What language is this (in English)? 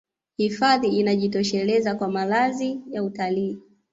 Swahili